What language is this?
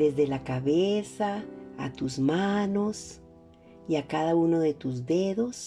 Spanish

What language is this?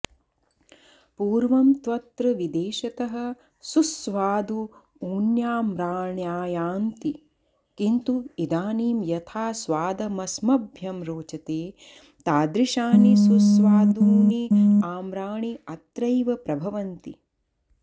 Sanskrit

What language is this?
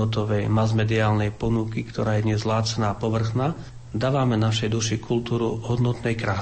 Slovak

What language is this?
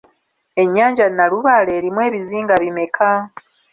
Ganda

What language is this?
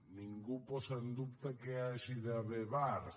Catalan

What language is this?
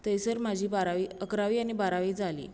Konkani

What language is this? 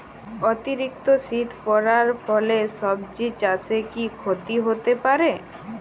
Bangla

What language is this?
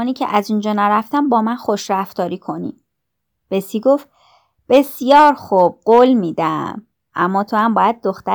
Persian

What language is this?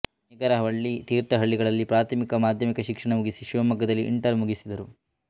Kannada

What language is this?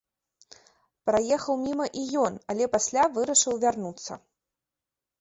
Belarusian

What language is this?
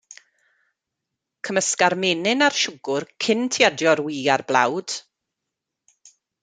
Welsh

